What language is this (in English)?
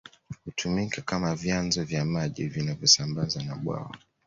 Swahili